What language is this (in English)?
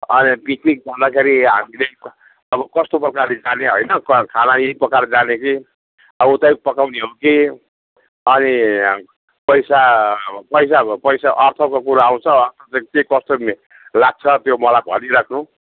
Nepali